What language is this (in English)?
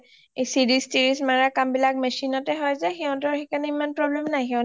Assamese